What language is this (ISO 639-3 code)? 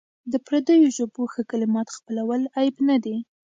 pus